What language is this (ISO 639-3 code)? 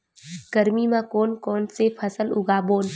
hne